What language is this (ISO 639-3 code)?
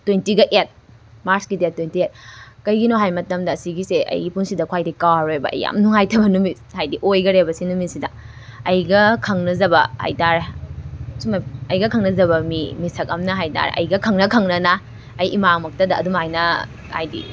mni